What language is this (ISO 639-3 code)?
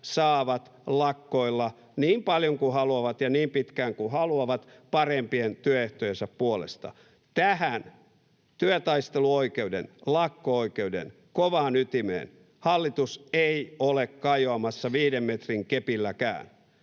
fin